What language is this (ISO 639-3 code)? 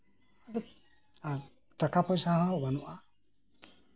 sat